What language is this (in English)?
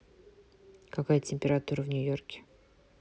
Russian